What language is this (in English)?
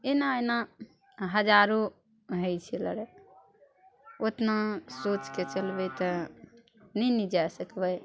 Maithili